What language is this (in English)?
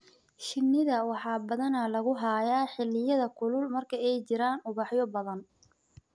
Somali